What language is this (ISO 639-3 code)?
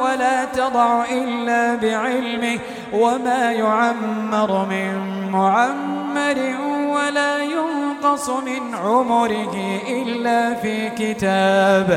ara